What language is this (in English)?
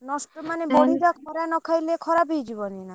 Odia